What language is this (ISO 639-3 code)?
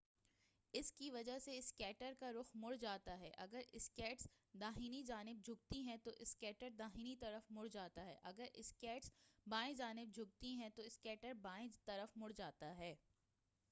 urd